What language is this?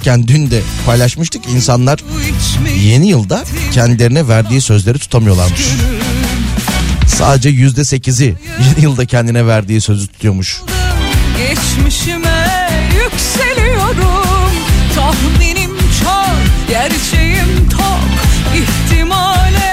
Turkish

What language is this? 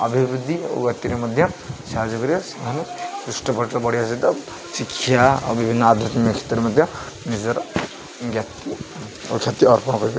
Odia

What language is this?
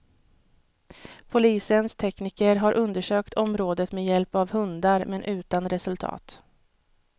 Swedish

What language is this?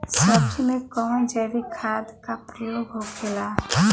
Bhojpuri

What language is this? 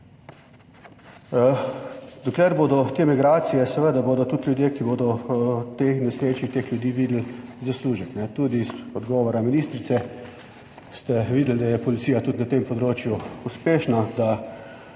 Slovenian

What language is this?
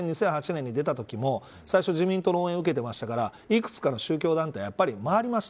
Japanese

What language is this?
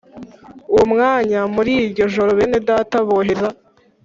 Kinyarwanda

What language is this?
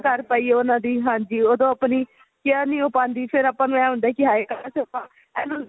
Punjabi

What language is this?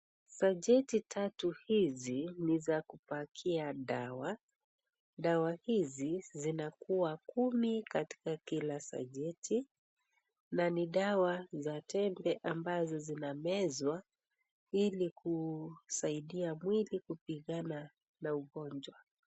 Swahili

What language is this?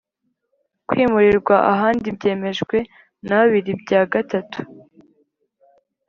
Kinyarwanda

